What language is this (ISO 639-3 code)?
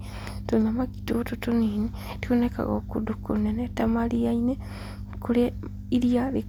kik